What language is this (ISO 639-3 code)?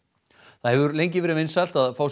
isl